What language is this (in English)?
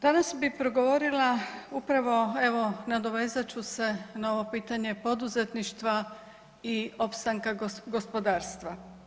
Croatian